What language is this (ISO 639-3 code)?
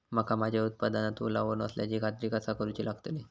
mar